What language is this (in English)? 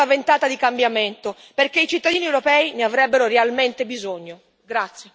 Italian